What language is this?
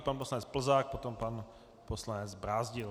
Czech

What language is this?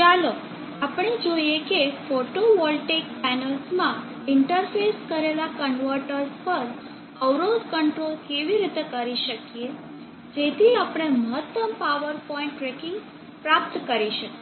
Gujarati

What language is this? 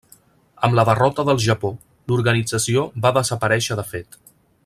Catalan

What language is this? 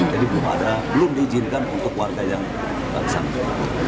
Indonesian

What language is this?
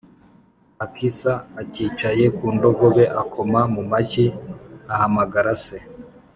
Kinyarwanda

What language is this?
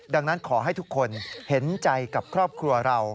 Thai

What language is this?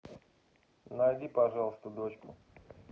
Russian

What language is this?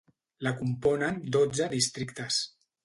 Catalan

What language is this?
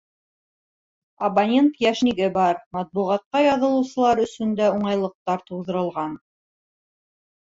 Bashkir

